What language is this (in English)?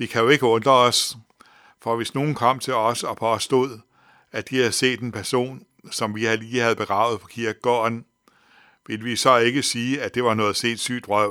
Danish